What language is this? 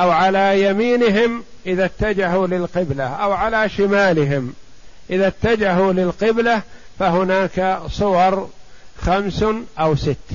Arabic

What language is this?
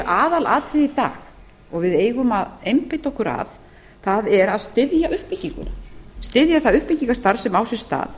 Icelandic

